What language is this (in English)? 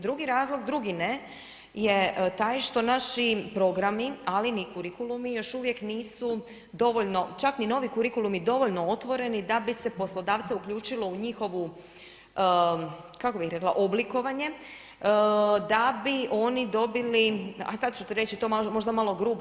Croatian